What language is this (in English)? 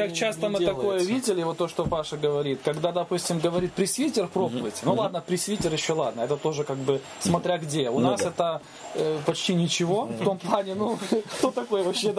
Russian